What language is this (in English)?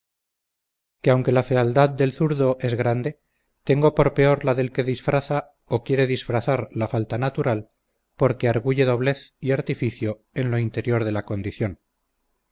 Spanish